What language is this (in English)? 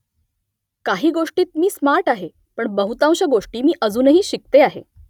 Marathi